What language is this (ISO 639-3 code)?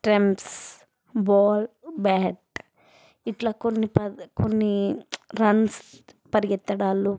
tel